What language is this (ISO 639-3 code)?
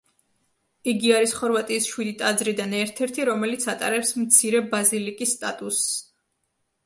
kat